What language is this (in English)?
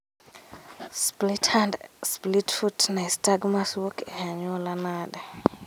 Luo (Kenya and Tanzania)